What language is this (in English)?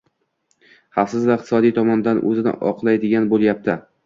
Uzbek